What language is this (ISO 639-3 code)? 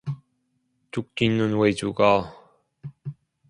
kor